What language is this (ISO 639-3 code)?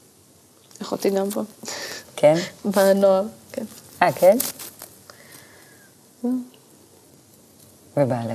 heb